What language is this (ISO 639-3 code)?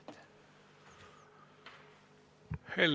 est